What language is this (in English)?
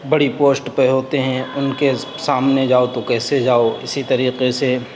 Urdu